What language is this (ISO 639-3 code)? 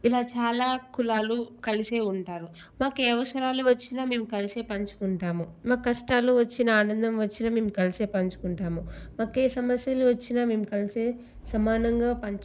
tel